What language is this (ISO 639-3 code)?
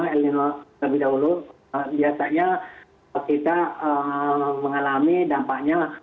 ind